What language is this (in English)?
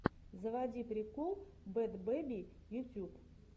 Russian